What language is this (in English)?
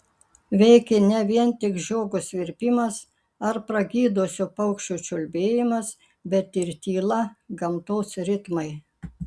Lithuanian